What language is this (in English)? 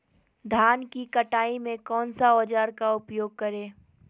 Magahi